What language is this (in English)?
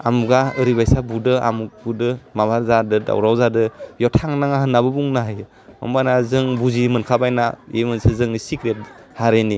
Bodo